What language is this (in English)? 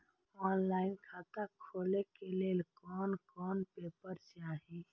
Maithili